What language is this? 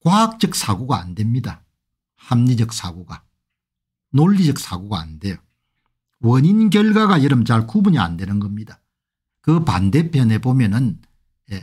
Korean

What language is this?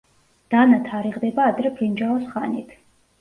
Georgian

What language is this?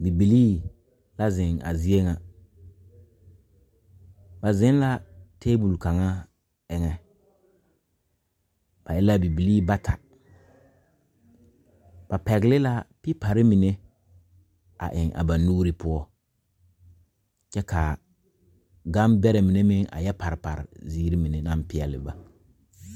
Southern Dagaare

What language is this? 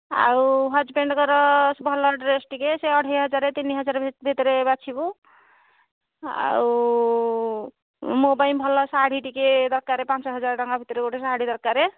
Odia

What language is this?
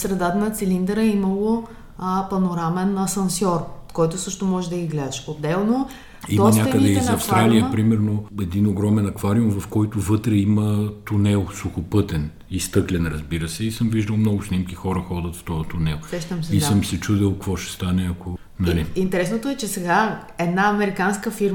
Bulgarian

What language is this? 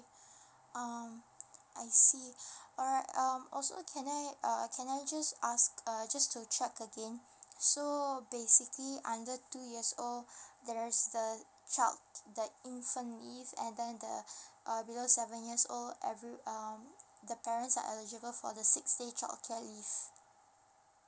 English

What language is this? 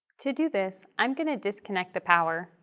English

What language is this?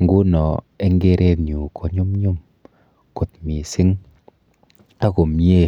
Kalenjin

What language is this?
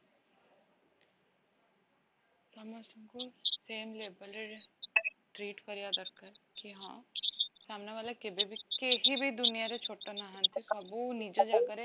Odia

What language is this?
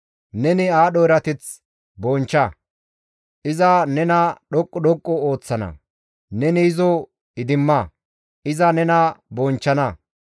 Gamo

